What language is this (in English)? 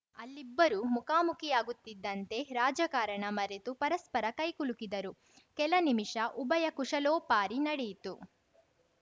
Kannada